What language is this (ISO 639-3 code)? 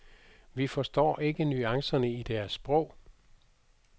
dan